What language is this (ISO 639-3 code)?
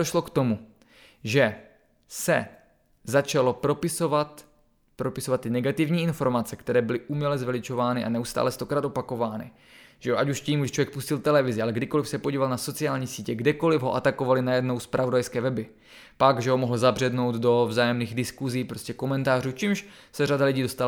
ces